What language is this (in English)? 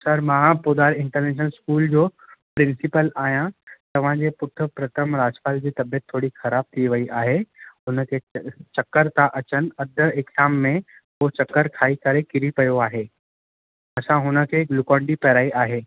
Sindhi